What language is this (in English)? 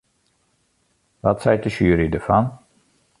Western Frisian